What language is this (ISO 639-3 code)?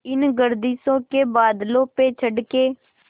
hin